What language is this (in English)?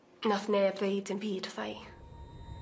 Welsh